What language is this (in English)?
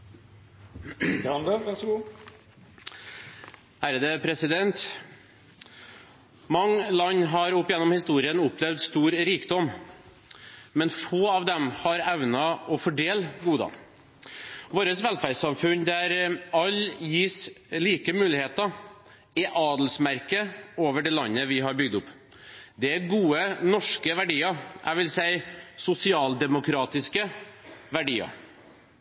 Norwegian